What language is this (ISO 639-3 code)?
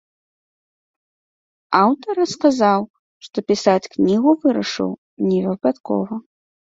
bel